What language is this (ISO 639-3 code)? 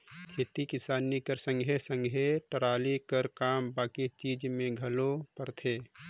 hne